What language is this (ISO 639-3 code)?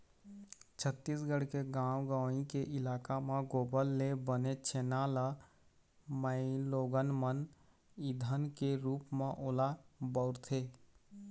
hne